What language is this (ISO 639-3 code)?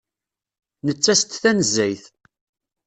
kab